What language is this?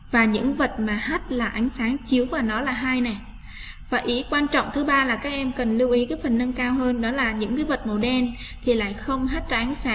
Vietnamese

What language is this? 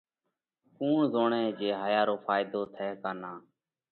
Parkari Koli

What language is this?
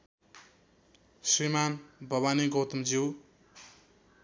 Nepali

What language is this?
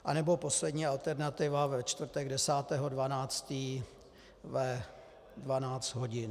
Czech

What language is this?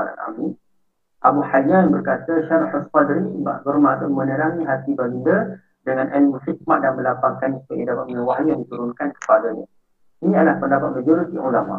Malay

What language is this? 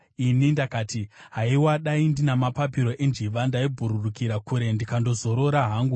Shona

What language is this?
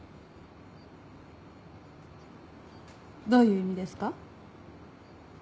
Japanese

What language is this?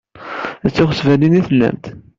Kabyle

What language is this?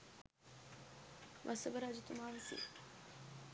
Sinhala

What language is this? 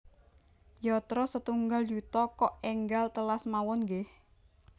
Javanese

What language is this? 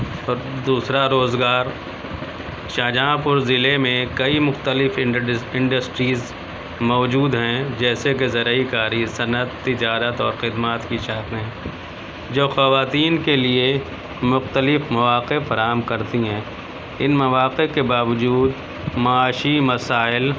Urdu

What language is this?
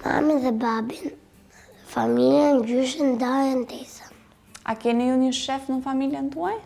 Romanian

